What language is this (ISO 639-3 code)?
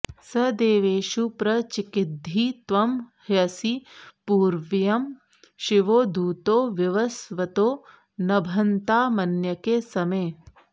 san